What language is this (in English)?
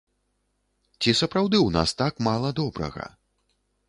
Belarusian